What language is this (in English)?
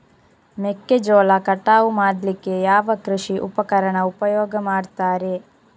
Kannada